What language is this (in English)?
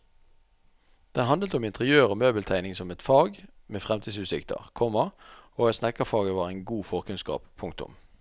Norwegian